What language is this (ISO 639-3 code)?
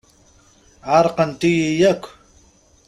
kab